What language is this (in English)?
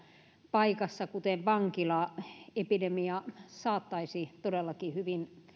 Finnish